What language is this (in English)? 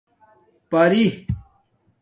Domaaki